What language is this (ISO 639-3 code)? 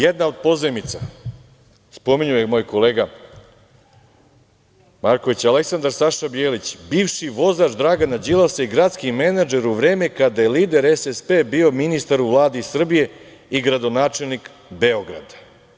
srp